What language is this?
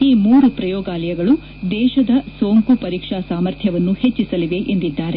Kannada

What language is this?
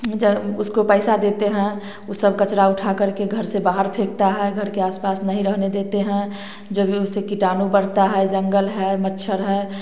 Hindi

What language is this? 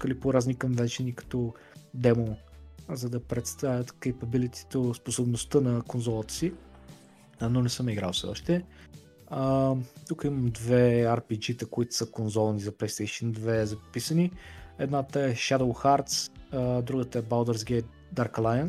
Bulgarian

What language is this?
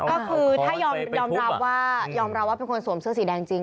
Thai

